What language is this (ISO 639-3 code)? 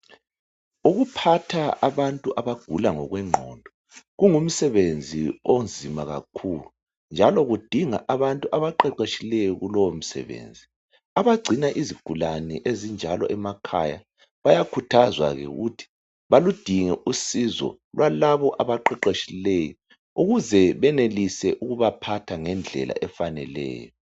nde